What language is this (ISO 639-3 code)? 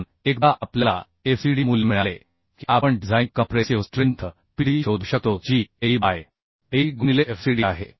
mar